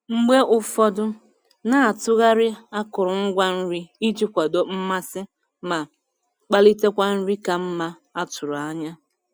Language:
Igbo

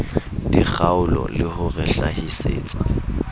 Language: Southern Sotho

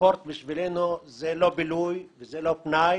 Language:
Hebrew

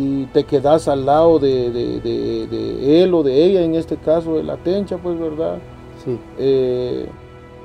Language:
Spanish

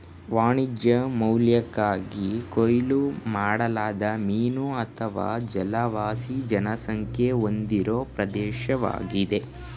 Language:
Kannada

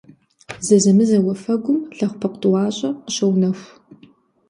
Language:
Kabardian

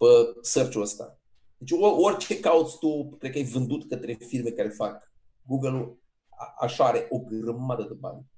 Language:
Romanian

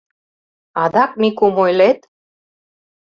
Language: Mari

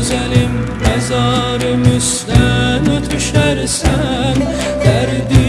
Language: Azerbaijani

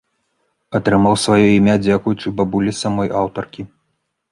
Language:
Belarusian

